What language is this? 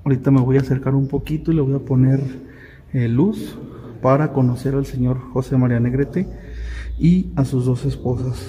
Spanish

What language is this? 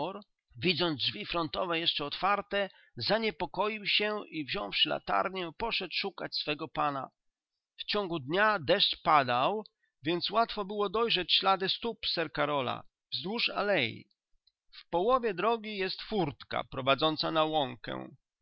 Polish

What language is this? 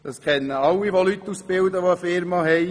Swiss German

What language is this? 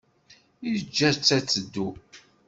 Kabyle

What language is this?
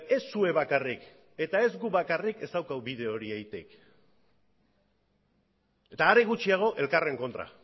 Basque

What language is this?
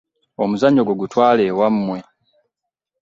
Ganda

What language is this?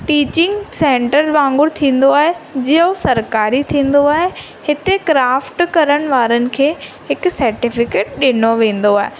Sindhi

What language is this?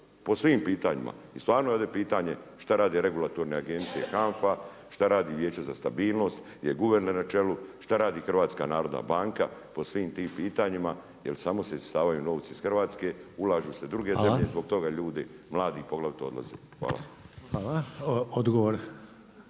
Croatian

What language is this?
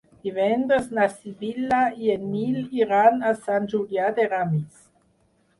Catalan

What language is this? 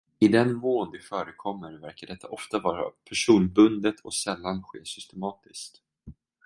Swedish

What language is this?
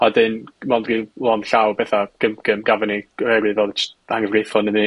Welsh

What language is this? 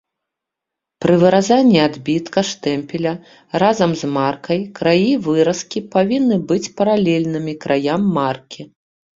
Belarusian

